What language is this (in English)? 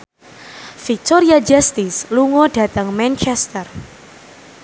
Javanese